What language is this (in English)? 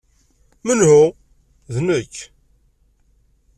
Kabyle